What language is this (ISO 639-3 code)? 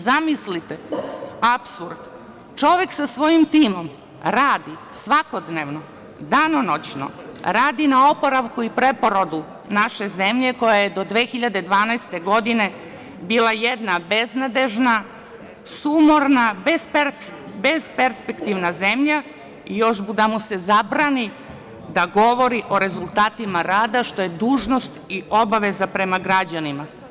srp